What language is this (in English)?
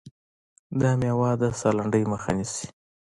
Pashto